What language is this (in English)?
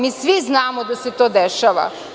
Serbian